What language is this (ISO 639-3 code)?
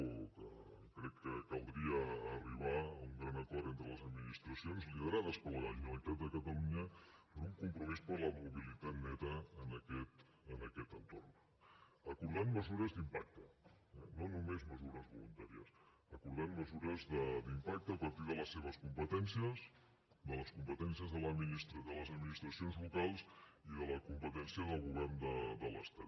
cat